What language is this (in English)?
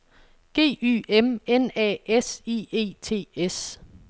Danish